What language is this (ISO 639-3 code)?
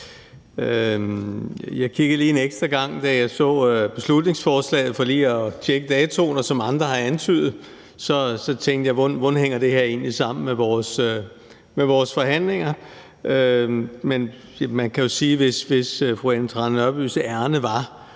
dan